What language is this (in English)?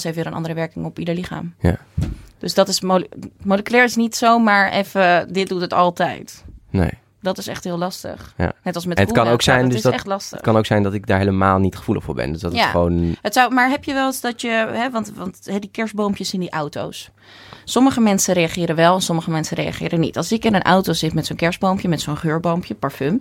Dutch